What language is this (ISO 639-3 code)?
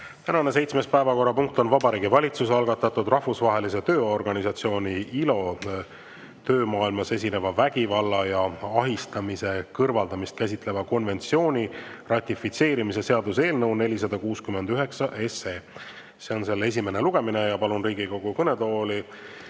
est